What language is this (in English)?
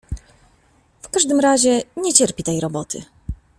Polish